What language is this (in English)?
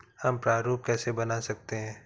Hindi